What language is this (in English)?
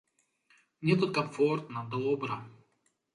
Belarusian